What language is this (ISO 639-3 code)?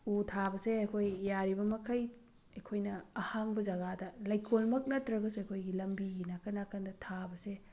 mni